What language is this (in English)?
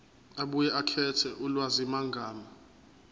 Zulu